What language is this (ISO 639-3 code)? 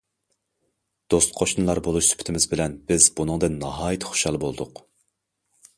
uig